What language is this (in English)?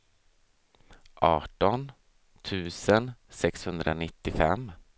Swedish